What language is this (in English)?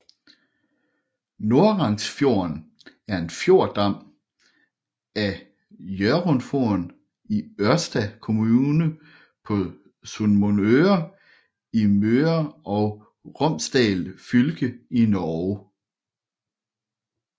Danish